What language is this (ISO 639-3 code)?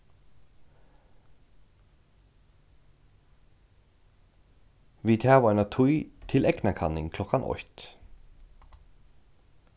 fao